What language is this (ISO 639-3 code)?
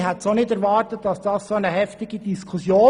gsw